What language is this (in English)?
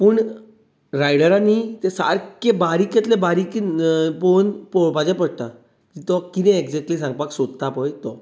Konkani